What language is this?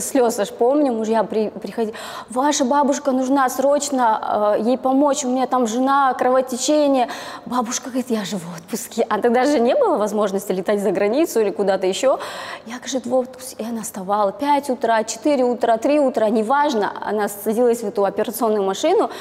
Russian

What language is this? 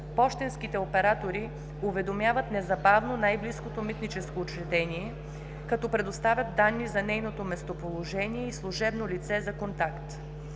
Bulgarian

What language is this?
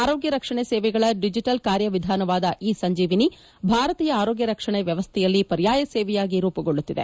Kannada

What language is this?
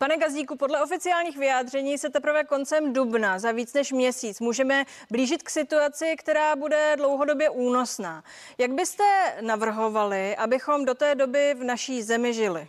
Czech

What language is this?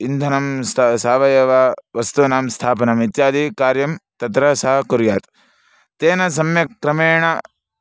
Sanskrit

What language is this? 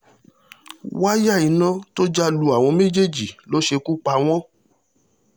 Yoruba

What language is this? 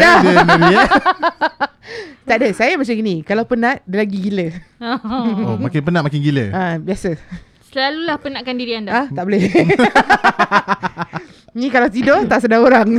Malay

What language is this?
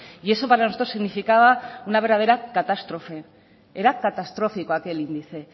Spanish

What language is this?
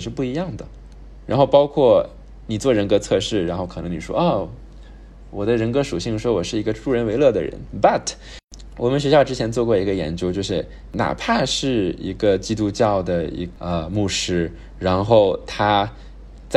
Chinese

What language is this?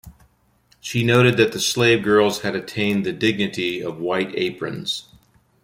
English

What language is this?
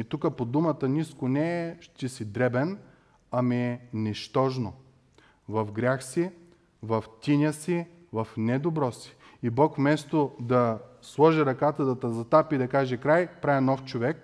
Bulgarian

